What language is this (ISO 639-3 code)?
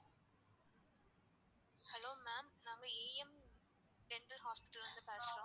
tam